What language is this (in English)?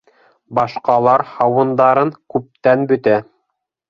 Bashkir